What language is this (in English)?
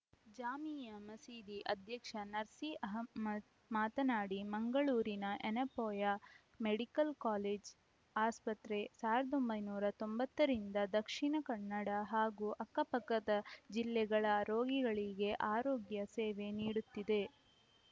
Kannada